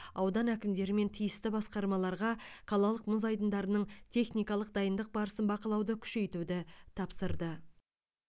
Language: Kazakh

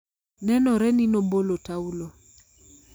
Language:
Luo (Kenya and Tanzania)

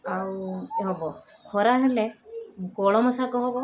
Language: Odia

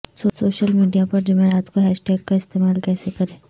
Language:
Urdu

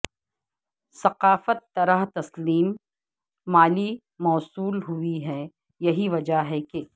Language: Urdu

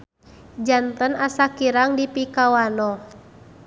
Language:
Sundanese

